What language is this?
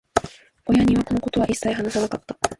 Japanese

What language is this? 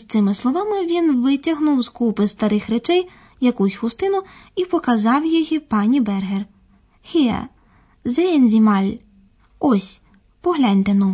Ukrainian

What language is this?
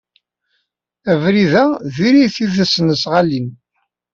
Kabyle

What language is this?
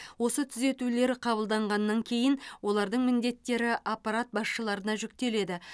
Kazakh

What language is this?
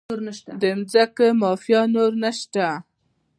Pashto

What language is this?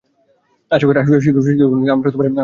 Bangla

